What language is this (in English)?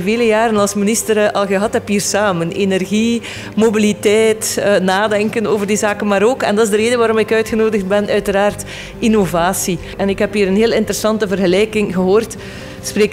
Dutch